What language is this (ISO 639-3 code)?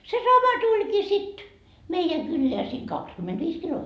fin